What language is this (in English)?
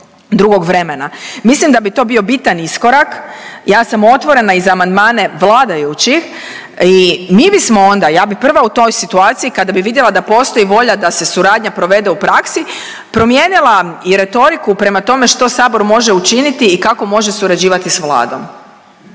Croatian